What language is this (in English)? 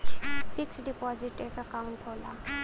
Bhojpuri